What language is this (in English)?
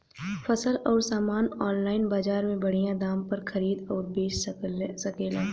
Bhojpuri